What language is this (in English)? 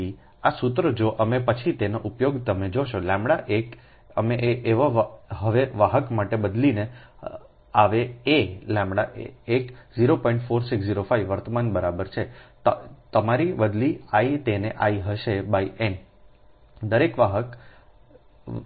Gujarati